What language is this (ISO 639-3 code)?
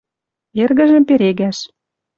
mrj